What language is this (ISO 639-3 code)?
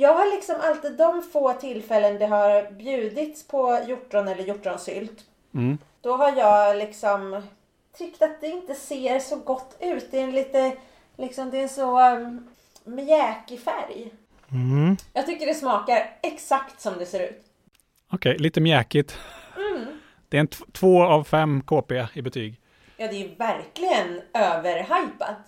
swe